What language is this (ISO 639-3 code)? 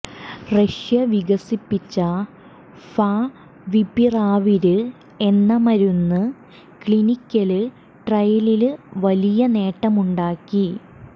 mal